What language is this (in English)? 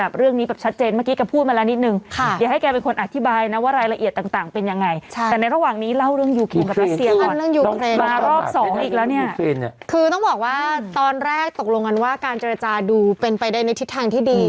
Thai